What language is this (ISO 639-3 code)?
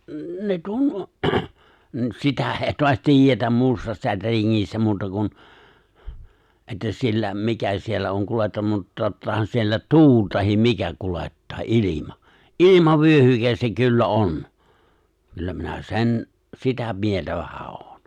fin